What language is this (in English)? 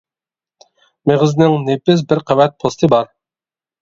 Uyghur